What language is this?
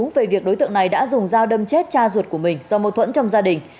Vietnamese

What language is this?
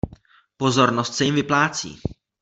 Czech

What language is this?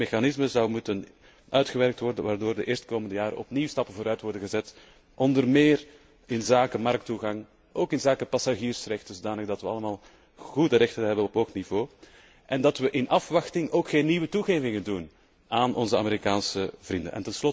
Dutch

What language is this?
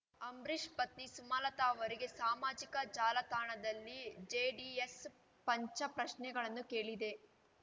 Kannada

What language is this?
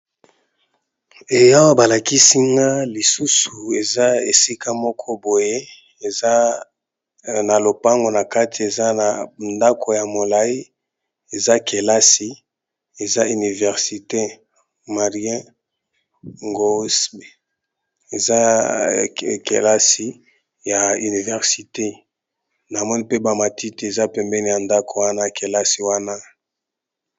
Lingala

